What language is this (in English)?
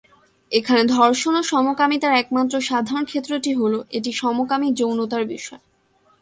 Bangla